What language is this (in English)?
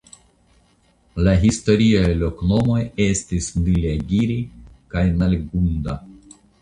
Esperanto